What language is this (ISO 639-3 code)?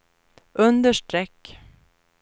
swe